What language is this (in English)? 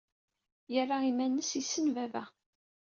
Kabyle